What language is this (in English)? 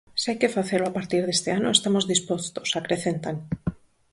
Galician